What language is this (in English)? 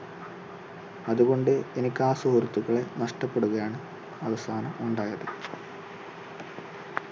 Malayalam